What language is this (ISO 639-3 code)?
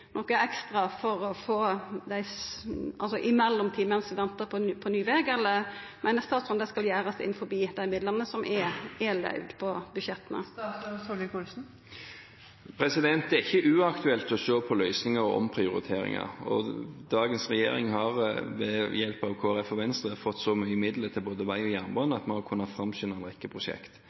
nor